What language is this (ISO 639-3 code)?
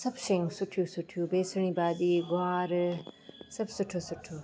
snd